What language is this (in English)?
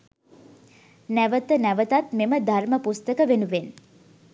Sinhala